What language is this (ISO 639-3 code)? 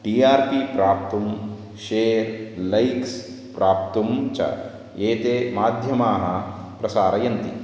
san